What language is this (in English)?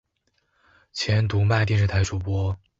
Chinese